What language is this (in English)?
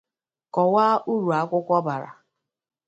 Igbo